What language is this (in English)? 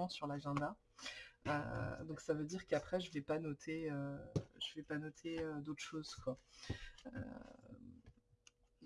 French